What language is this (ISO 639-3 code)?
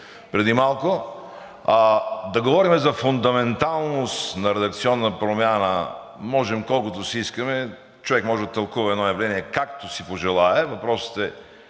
bul